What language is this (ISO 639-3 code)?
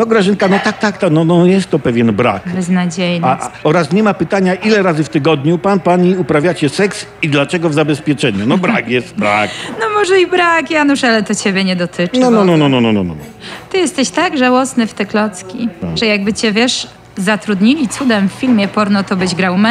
pol